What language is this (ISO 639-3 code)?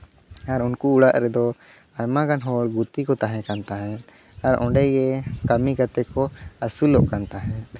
sat